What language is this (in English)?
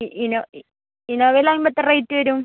Malayalam